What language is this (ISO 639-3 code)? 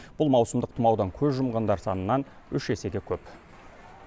kaz